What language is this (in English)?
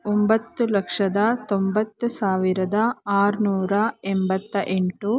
Kannada